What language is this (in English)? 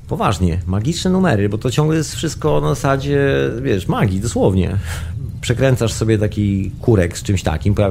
Polish